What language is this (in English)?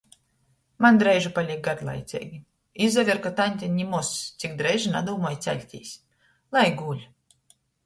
Latgalian